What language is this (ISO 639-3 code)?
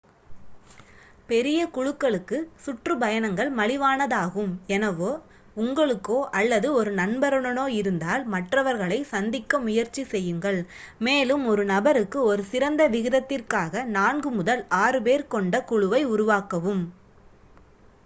tam